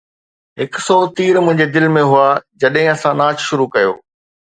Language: Sindhi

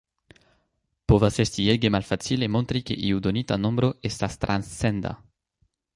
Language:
Esperanto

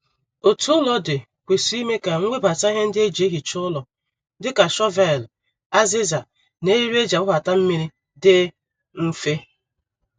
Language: Igbo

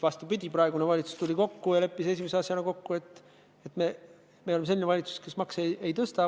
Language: Estonian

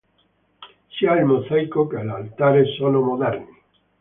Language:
Italian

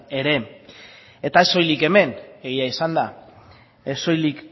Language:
Basque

